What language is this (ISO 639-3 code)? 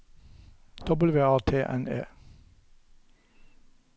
nor